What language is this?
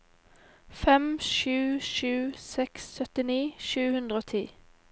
Norwegian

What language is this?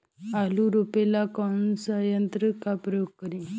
Bhojpuri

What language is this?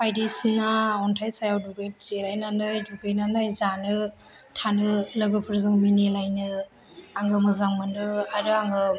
Bodo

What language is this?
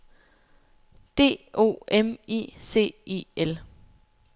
Danish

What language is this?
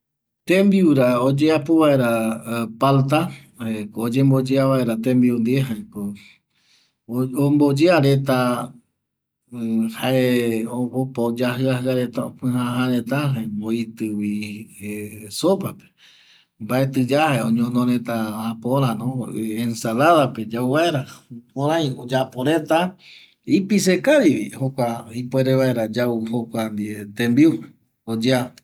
Eastern Bolivian Guaraní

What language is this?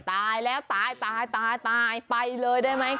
Thai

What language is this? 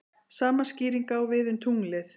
Icelandic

